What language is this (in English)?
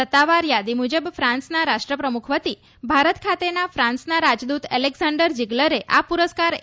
Gujarati